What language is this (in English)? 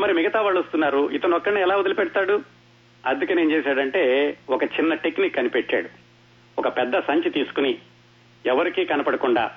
Telugu